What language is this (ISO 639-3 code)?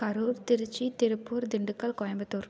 tam